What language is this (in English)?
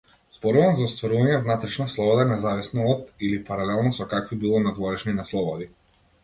Macedonian